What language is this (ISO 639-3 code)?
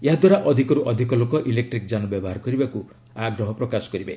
ori